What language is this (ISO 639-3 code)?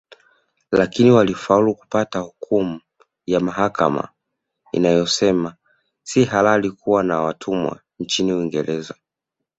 swa